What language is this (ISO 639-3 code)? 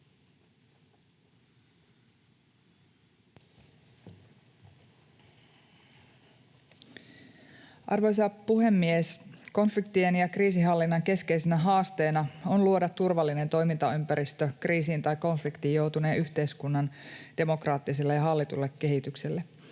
fin